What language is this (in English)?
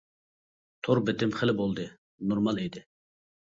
Uyghur